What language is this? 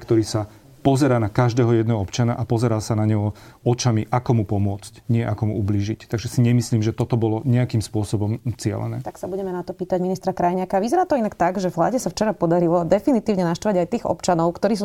Slovak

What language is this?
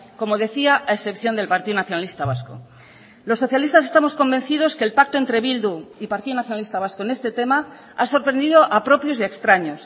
Spanish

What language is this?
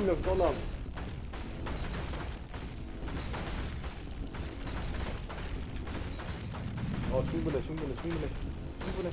Korean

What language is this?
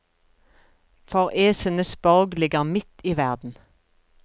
Norwegian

